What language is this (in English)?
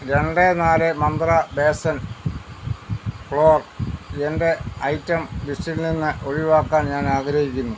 Malayalam